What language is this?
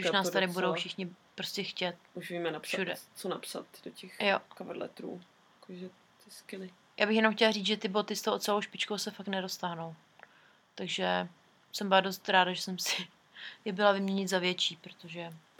Czech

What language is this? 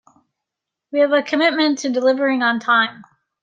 English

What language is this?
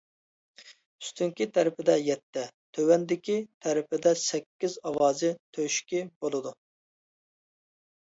Uyghur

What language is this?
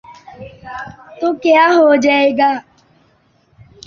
Urdu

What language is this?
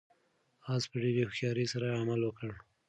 Pashto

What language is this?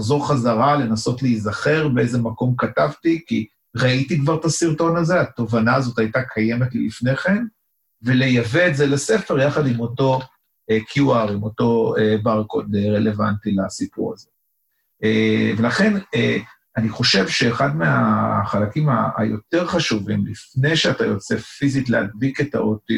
Hebrew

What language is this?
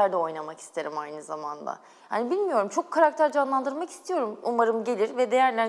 Turkish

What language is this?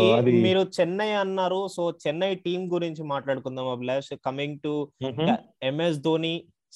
Telugu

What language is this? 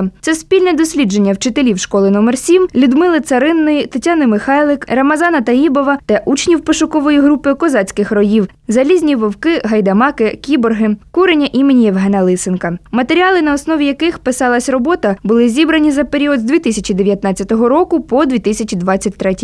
Ukrainian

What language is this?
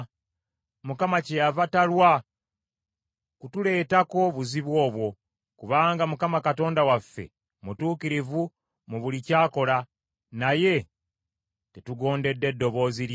Ganda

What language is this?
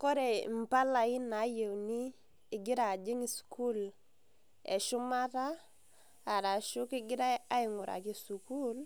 Masai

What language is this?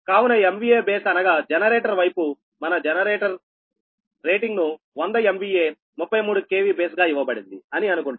Telugu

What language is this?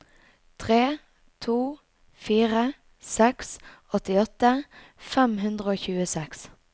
Norwegian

